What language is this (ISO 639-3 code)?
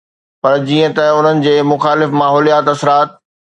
snd